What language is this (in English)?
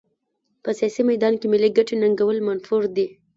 Pashto